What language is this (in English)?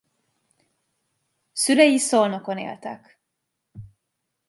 Hungarian